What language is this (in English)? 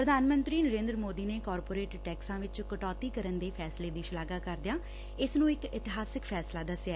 Punjabi